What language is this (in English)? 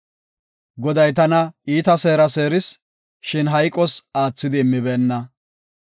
Gofa